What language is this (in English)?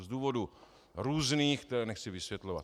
Czech